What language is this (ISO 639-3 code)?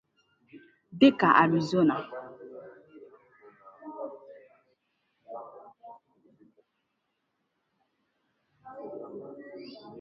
ibo